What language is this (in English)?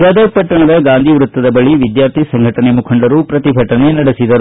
Kannada